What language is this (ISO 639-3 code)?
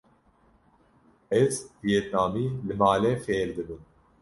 kur